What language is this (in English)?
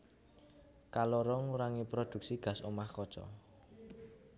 Javanese